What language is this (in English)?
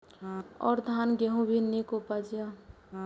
Maithili